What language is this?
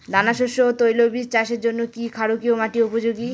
Bangla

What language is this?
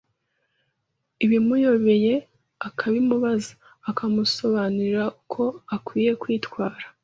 Kinyarwanda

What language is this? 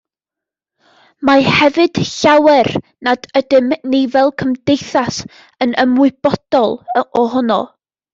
Welsh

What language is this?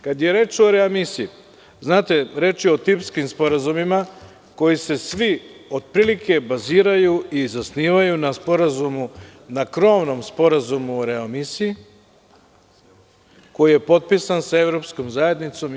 Serbian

